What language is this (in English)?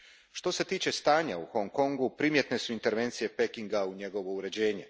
Croatian